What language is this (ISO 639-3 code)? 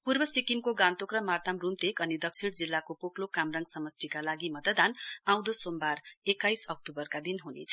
nep